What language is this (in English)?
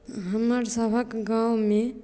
Maithili